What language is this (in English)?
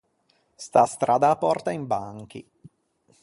Ligurian